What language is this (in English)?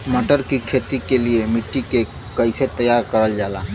Bhojpuri